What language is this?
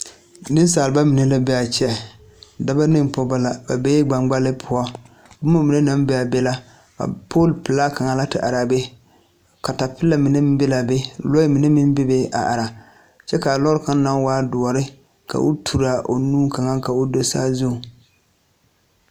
Southern Dagaare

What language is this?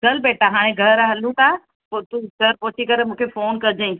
Sindhi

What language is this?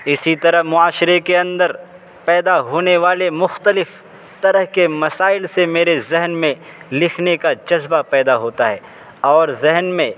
Urdu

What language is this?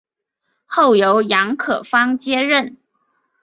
Chinese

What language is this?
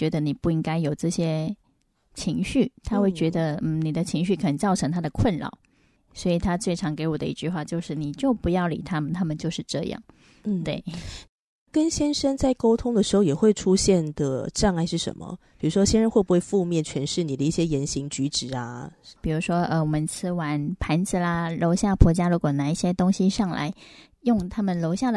Chinese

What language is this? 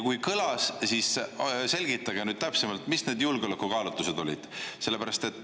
Estonian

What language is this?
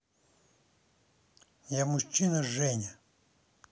Russian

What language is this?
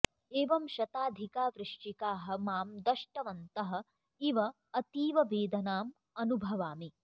Sanskrit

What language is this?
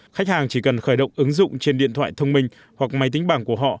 Vietnamese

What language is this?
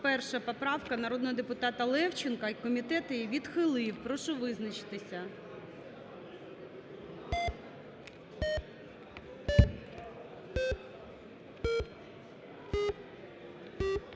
Ukrainian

